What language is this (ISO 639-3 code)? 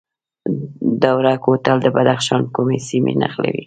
pus